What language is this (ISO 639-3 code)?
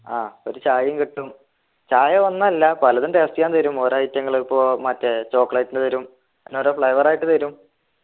mal